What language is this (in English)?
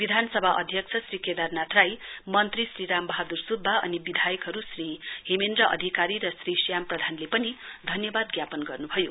Nepali